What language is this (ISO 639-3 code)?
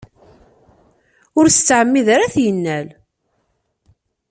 kab